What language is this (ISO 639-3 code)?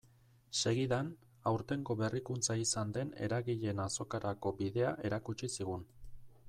eus